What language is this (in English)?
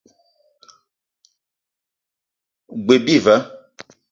Eton (Cameroon)